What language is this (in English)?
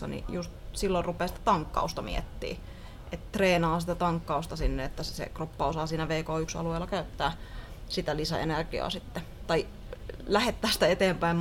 Finnish